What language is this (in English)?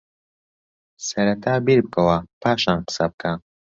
Central Kurdish